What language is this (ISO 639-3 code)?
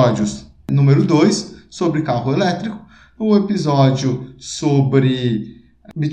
por